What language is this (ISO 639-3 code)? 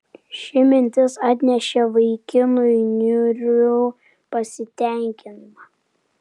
lit